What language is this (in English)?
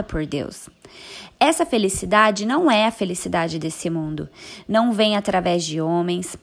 Portuguese